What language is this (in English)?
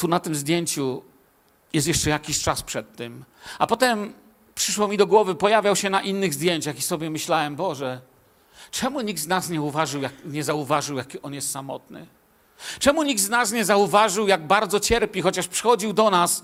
Polish